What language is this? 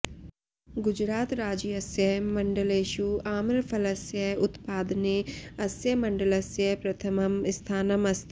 Sanskrit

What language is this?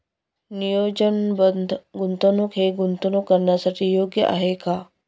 Marathi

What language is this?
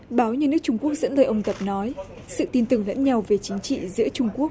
Vietnamese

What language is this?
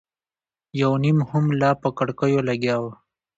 Pashto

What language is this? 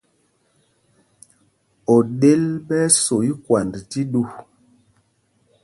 Mpumpong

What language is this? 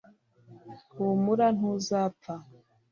Kinyarwanda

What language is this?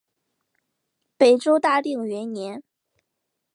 Chinese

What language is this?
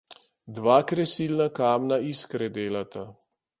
Slovenian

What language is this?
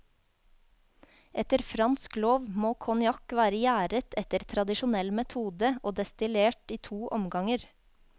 Norwegian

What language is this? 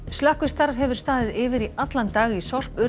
Icelandic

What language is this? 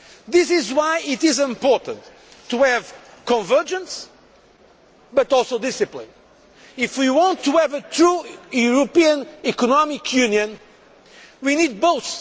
English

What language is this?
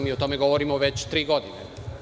Serbian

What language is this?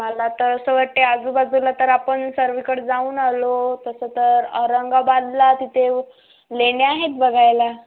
Marathi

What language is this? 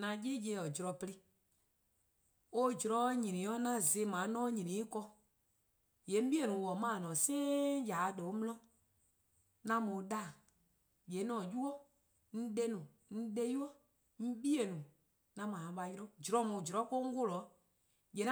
Eastern Krahn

